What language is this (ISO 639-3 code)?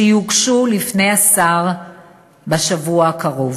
heb